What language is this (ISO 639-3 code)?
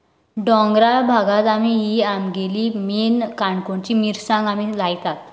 kok